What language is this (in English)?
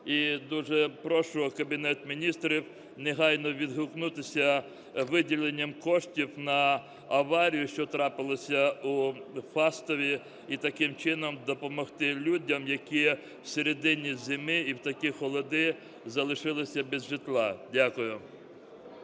Ukrainian